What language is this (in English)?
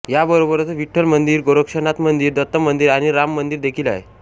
Marathi